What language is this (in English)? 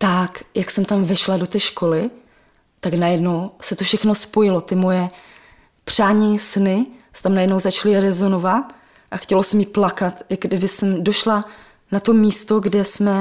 Czech